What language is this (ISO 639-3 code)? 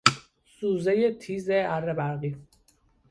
fas